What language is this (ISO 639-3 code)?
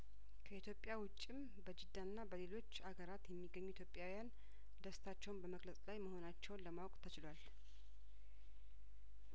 amh